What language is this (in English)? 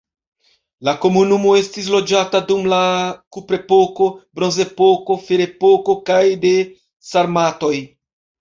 Esperanto